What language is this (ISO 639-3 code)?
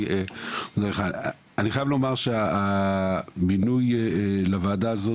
heb